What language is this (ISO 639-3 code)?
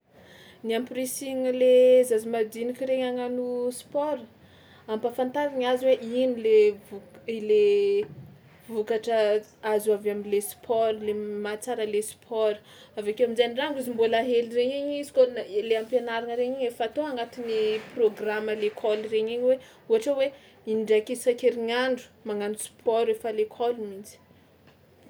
xmw